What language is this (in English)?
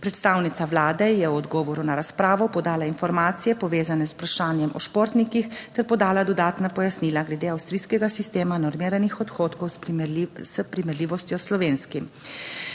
Slovenian